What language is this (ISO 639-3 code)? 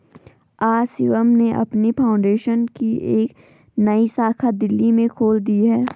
hin